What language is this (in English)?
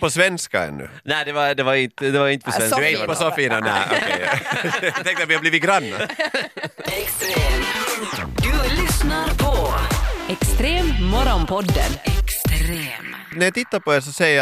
Swedish